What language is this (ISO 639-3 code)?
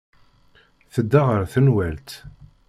kab